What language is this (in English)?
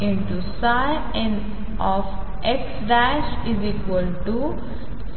Marathi